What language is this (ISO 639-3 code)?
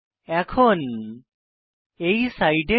ben